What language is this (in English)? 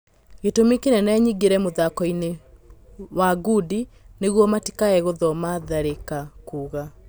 Kikuyu